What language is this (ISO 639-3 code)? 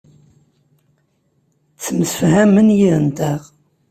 kab